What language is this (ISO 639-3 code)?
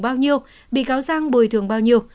vie